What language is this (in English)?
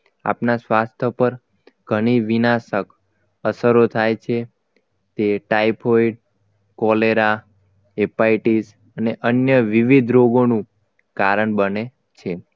Gujarati